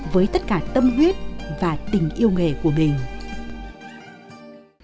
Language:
Vietnamese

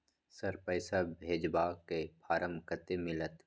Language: Maithili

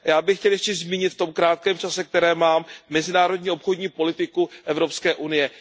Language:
Czech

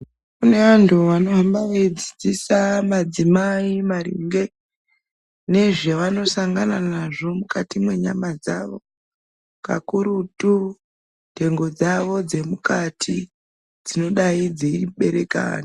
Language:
Ndau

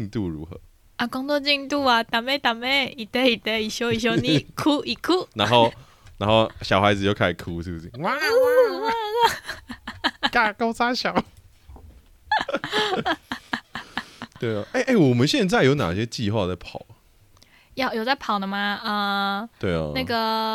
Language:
Chinese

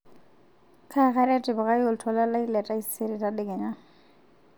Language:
Masai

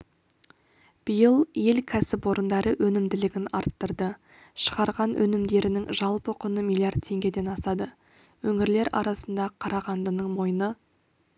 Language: Kazakh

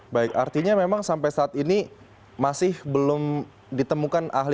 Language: Indonesian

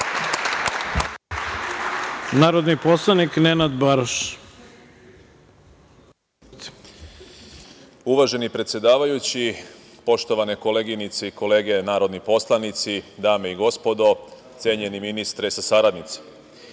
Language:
Serbian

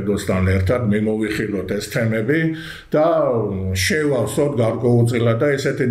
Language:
Romanian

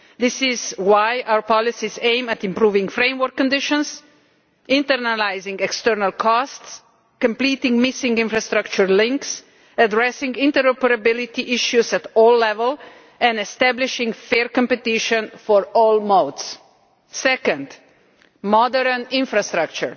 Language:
English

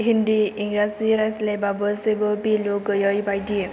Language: Bodo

